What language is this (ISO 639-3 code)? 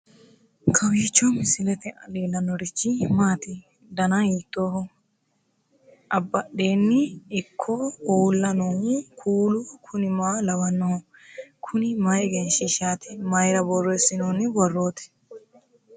sid